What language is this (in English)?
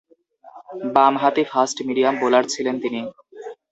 Bangla